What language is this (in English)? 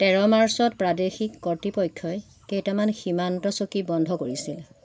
Assamese